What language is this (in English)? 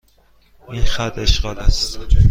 Persian